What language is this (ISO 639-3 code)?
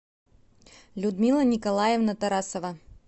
rus